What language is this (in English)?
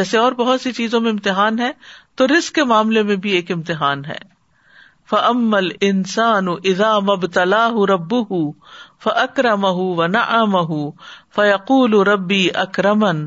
Urdu